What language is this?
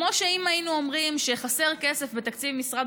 Hebrew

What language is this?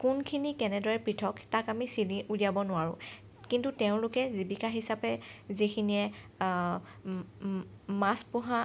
Assamese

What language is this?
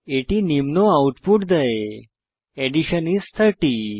Bangla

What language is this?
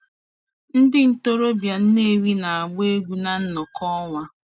Igbo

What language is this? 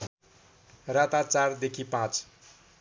Nepali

